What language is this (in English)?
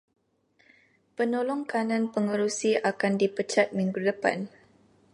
Malay